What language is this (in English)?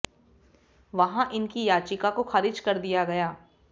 Hindi